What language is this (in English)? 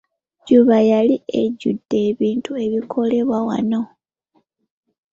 Ganda